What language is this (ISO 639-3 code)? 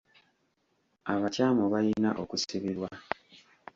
lug